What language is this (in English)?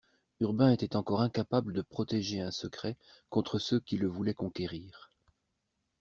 French